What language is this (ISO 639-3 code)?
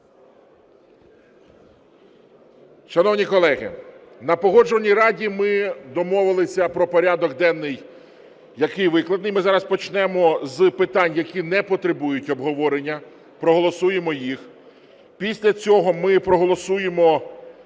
ukr